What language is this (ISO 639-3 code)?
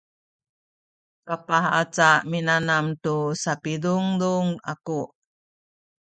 szy